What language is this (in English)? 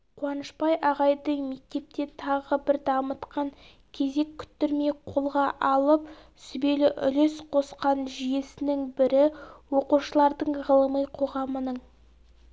Kazakh